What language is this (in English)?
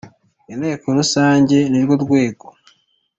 Kinyarwanda